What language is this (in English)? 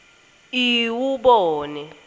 Swati